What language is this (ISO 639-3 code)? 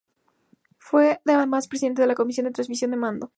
spa